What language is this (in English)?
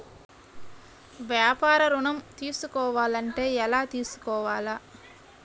Telugu